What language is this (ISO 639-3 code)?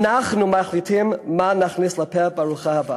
heb